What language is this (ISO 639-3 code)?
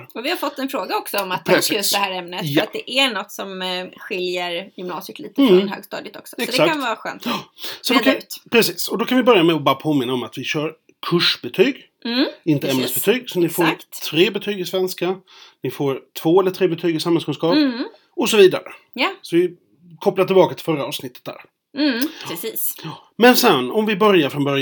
swe